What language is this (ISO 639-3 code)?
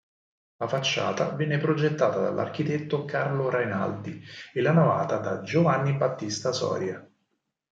ita